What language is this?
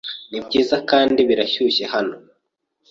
Kinyarwanda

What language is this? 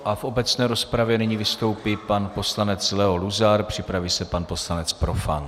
Czech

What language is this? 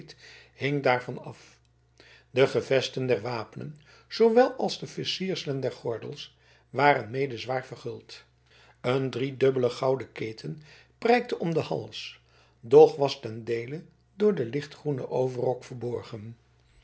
Dutch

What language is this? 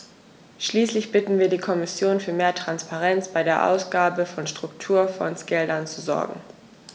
German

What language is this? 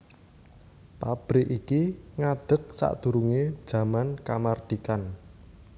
Javanese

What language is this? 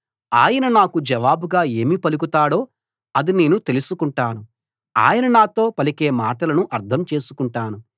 Telugu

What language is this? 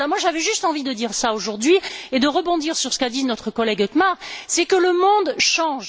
French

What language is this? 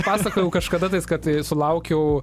Lithuanian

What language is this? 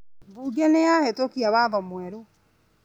Kikuyu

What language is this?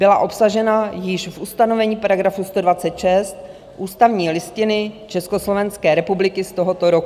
Czech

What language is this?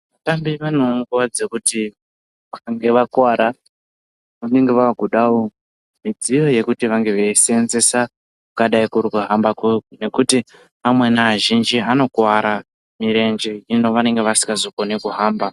Ndau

